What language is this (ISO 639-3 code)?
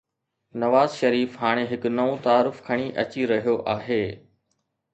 snd